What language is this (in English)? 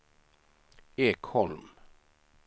Swedish